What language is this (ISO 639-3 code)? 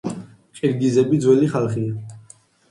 kat